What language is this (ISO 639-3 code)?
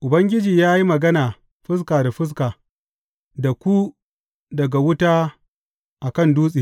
hau